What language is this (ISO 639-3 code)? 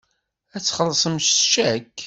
kab